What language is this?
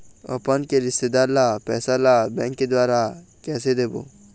Chhattisgarhi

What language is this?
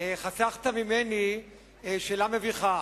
Hebrew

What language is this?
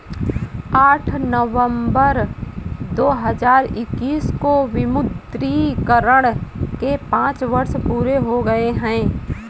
Hindi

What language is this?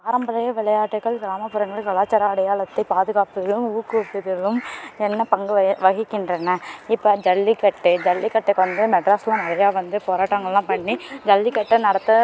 Tamil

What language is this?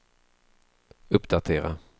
Swedish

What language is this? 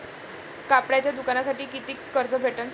Marathi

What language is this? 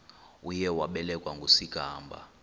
Xhosa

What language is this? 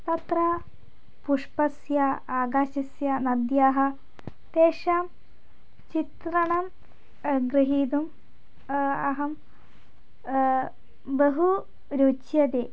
Sanskrit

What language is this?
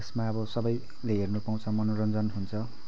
Nepali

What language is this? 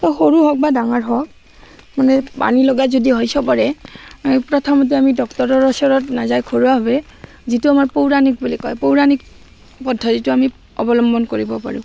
Assamese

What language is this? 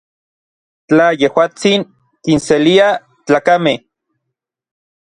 Orizaba Nahuatl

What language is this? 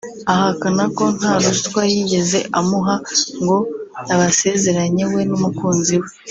Kinyarwanda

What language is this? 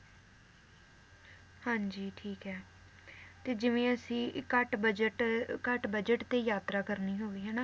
Punjabi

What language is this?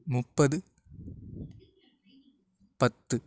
Tamil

